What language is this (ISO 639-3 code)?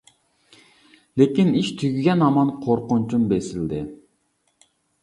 uig